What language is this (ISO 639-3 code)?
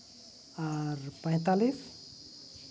sat